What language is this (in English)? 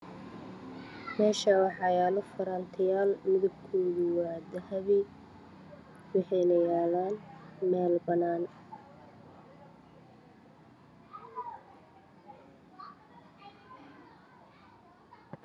Somali